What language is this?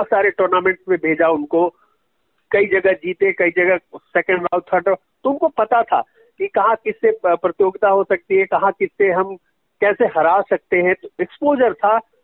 Hindi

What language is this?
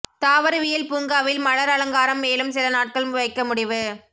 Tamil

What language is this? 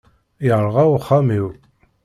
Kabyle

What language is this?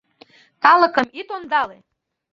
Mari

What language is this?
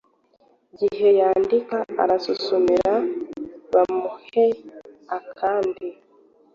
Kinyarwanda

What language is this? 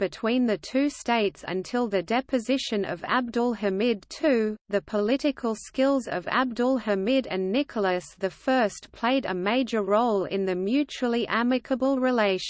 English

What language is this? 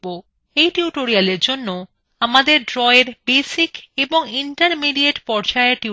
Bangla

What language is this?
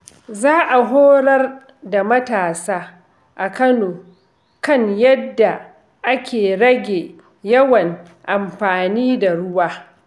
Hausa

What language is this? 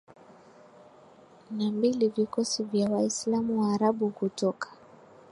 Swahili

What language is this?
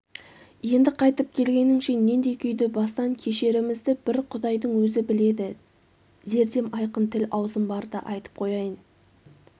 Kazakh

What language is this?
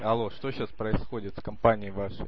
Russian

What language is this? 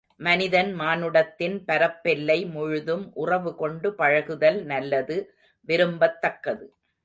Tamil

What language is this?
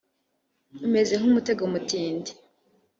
Kinyarwanda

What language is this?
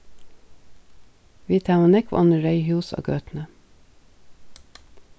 Faroese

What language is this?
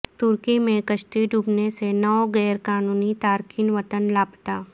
Urdu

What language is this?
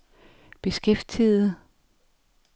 Danish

